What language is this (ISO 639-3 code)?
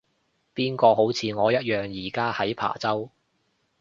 yue